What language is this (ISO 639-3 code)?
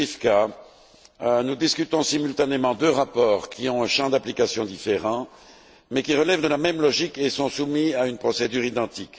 fra